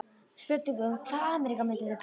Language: Icelandic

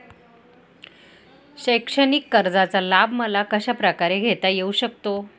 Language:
Marathi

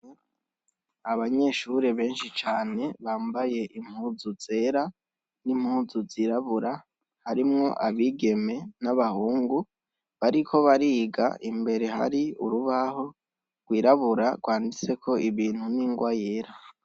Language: Rundi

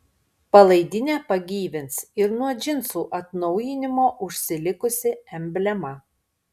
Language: Lithuanian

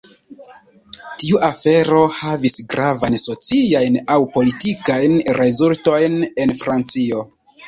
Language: Esperanto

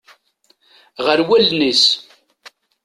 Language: Kabyle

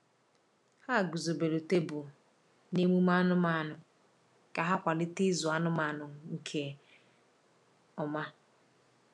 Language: Igbo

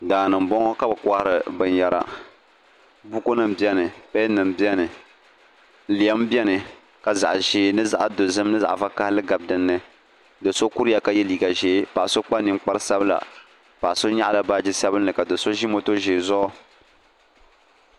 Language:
Dagbani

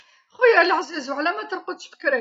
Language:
Algerian Arabic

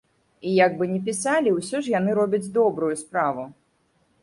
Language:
Belarusian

